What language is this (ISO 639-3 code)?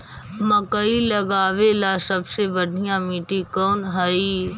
mag